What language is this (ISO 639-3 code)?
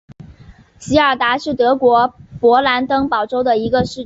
zho